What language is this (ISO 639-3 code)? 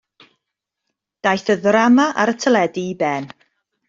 cym